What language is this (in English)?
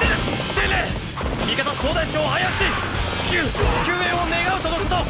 Japanese